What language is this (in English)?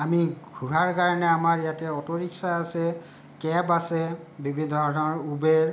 Assamese